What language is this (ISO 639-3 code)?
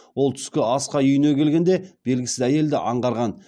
kaz